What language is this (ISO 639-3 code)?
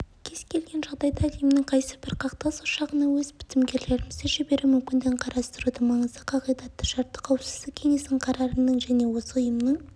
kaz